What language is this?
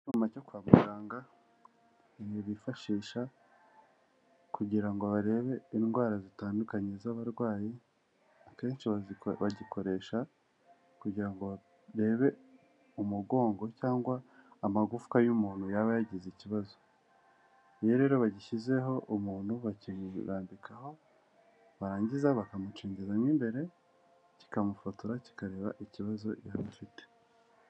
Kinyarwanda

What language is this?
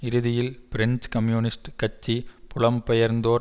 Tamil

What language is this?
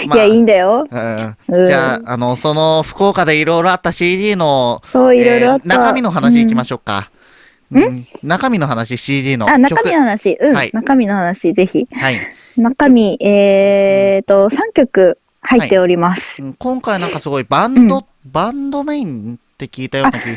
Japanese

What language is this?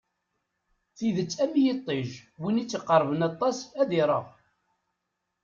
Kabyle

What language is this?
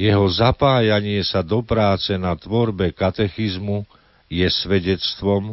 Slovak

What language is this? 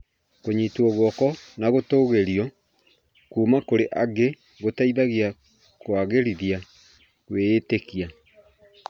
Kikuyu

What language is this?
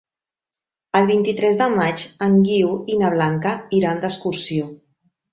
Catalan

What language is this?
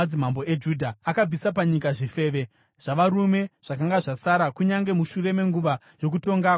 Shona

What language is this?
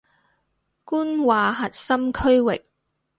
Cantonese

